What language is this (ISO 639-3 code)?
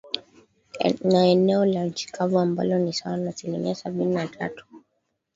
swa